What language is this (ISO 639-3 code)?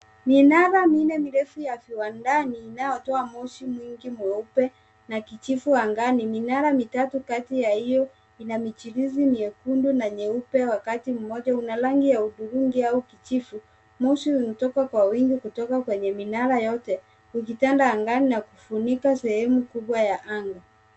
swa